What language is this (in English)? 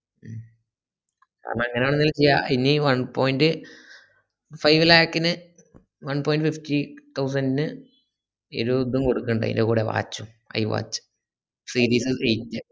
Malayalam